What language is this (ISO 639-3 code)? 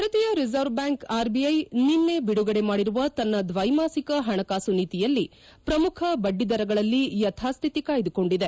kan